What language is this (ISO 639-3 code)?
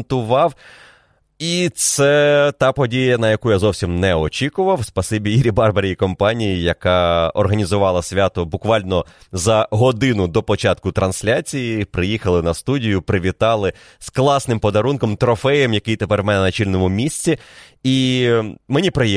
ukr